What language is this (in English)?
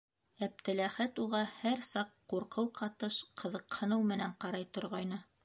Bashkir